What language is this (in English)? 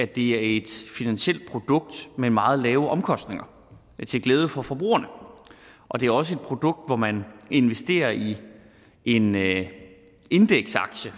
Danish